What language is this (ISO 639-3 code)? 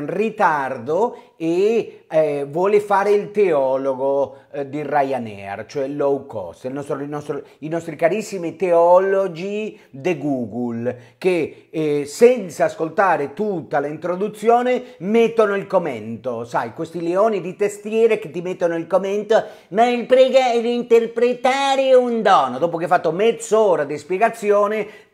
ita